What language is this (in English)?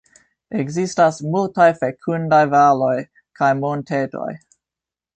Esperanto